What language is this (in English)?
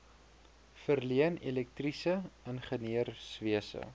Afrikaans